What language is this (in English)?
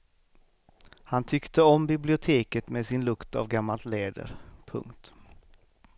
Swedish